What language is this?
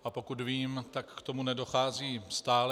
Czech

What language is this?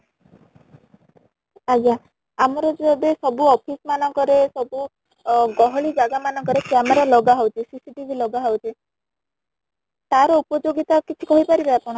Odia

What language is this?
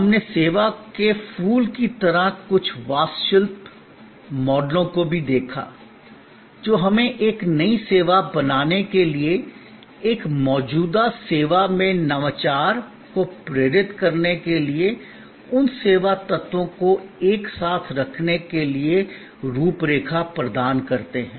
Hindi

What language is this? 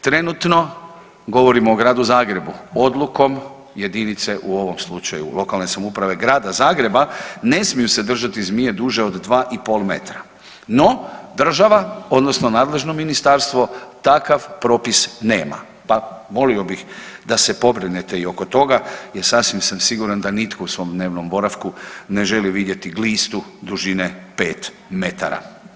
Croatian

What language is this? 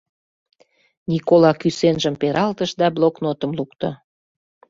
Mari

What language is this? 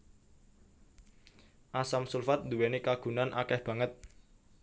Javanese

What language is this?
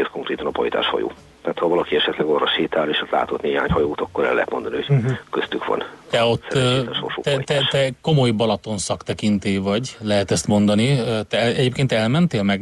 Hungarian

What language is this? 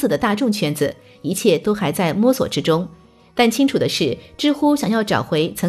Chinese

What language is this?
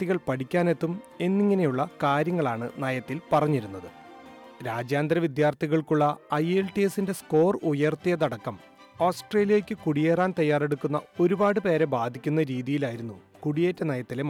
Malayalam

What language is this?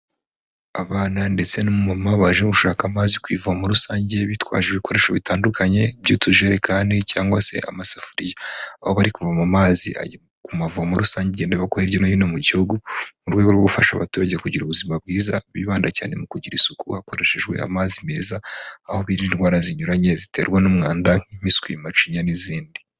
Kinyarwanda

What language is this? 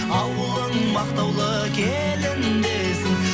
Kazakh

